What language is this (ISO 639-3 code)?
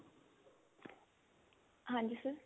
pan